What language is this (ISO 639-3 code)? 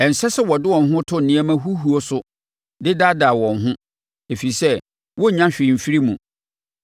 aka